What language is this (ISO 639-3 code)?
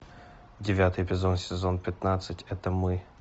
rus